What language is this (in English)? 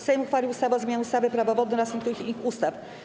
Polish